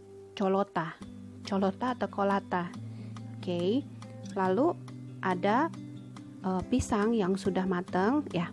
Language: Indonesian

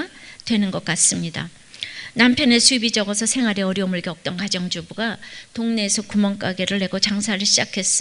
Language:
Korean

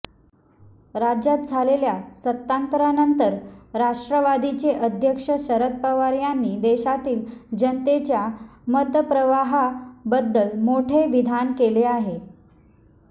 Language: Marathi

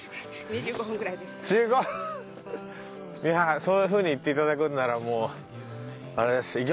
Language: Japanese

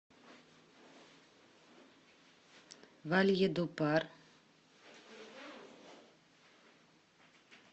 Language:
Russian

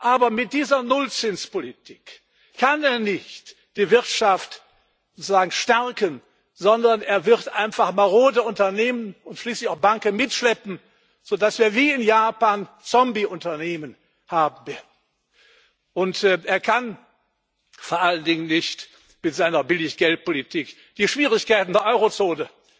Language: German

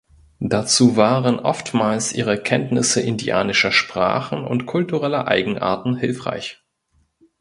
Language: German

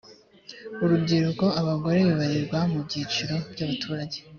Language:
Kinyarwanda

